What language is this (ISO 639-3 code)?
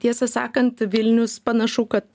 lit